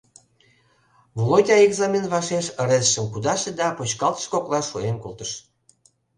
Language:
Mari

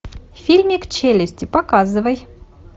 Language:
Russian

